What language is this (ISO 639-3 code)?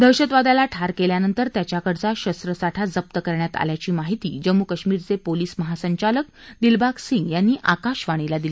mar